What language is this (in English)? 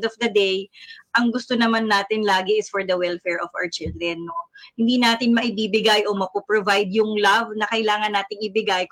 Filipino